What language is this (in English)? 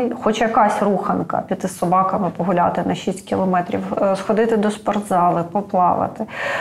Ukrainian